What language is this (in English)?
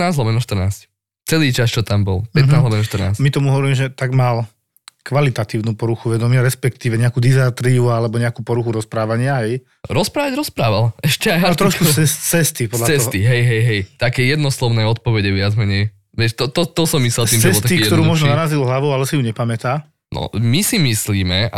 Slovak